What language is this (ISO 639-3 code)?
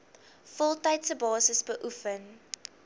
afr